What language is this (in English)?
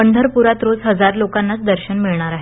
Marathi